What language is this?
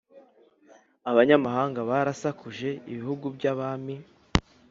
Kinyarwanda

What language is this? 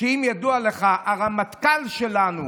Hebrew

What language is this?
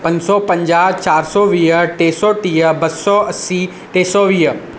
Sindhi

